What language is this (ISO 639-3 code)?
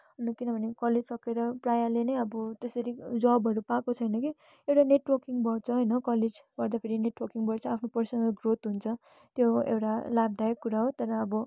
nep